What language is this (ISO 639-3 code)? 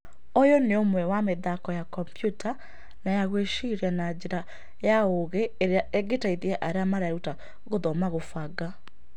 kik